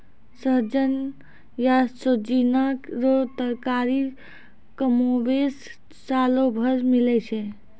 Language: Maithili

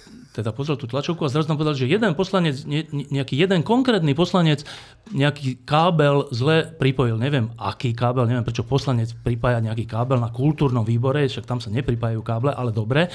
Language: Slovak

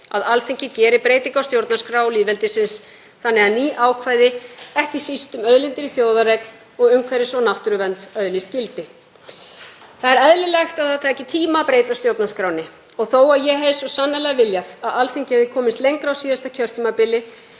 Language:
Icelandic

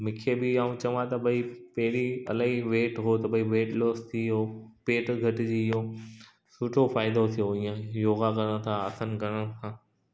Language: Sindhi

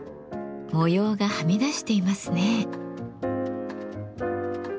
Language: Japanese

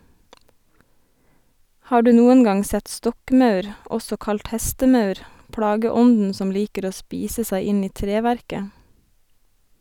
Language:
Norwegian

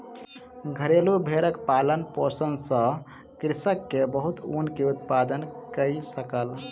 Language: Maithili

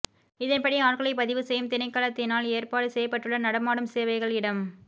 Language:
Tamil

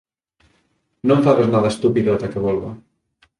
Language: Galician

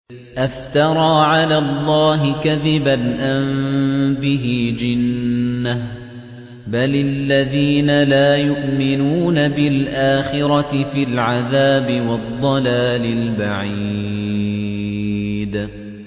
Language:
Arabic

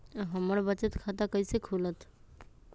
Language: Magahi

